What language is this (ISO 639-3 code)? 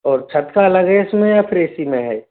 hin